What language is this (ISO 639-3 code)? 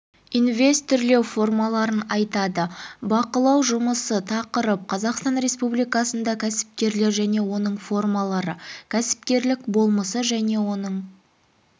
kaz